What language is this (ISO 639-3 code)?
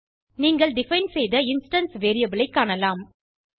tam